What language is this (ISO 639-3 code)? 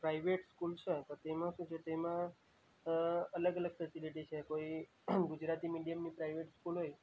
guj